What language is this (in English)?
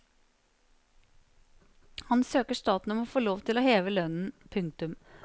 Norwegian